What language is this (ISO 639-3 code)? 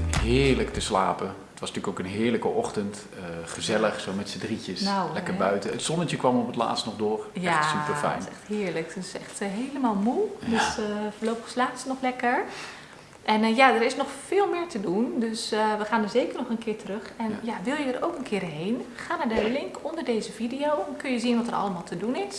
nld